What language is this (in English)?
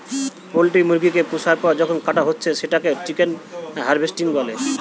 Bangla